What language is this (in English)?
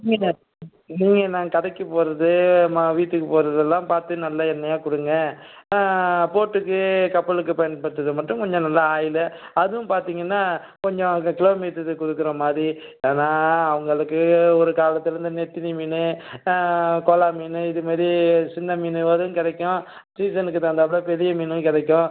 Tamil